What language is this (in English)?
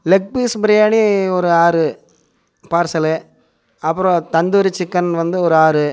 Tamil